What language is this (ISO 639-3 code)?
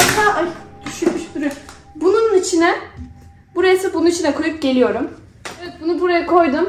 tur